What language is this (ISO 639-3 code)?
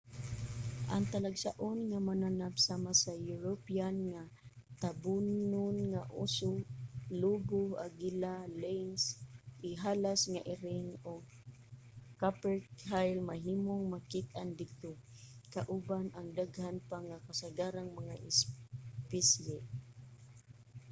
ceb